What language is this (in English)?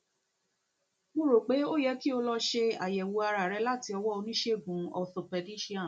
Yoruba